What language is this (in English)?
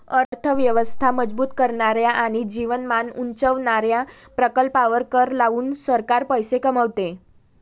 Marathi